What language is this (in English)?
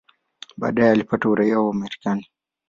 Swahili